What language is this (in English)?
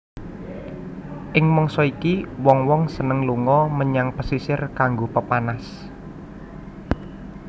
Javanese